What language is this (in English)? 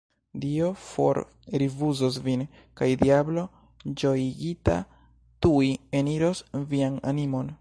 Esperanto